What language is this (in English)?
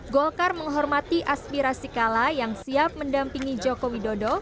Indonesian